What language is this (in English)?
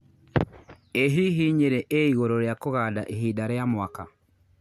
Kikuyu